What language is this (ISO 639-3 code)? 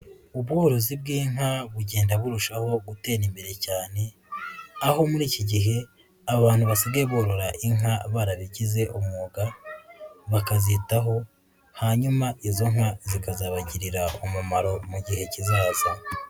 kin